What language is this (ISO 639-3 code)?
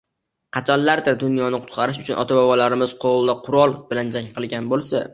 uzb